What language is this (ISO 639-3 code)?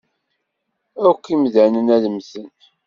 kab